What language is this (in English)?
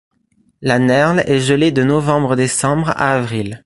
French